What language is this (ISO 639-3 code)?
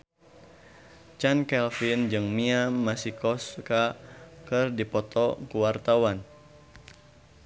sun